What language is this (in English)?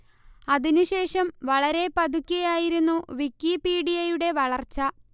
Malayalam